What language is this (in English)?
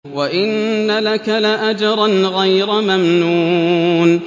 Arabic